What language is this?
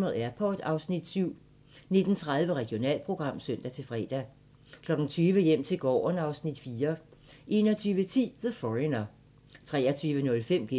Danish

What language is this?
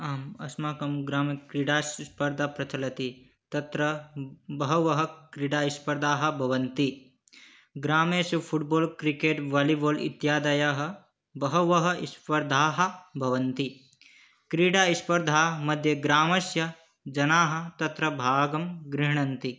Sanskrit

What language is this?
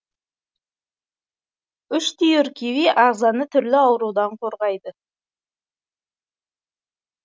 Kazakh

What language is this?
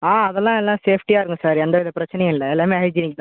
Tamil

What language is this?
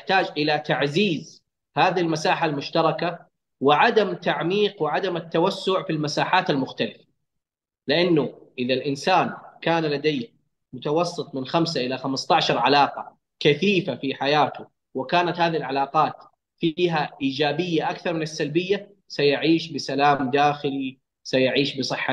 Arabic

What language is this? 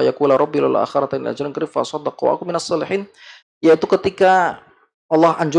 Indonesian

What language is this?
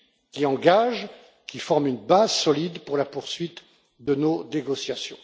French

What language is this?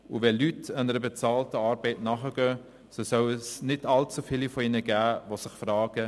Swiss German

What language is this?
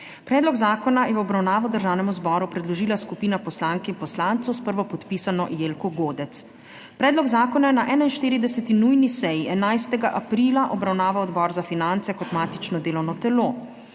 Slovenian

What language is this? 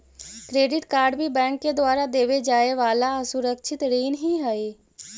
Magahi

